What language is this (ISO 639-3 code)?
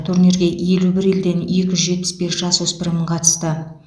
kaz